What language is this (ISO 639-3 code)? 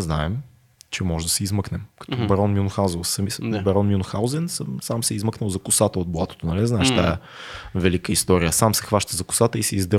bul